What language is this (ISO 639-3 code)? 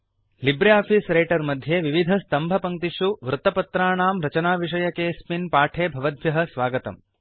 san